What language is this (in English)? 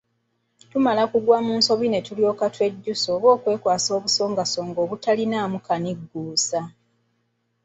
Ganda